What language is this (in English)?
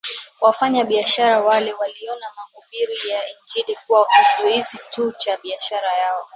Swahili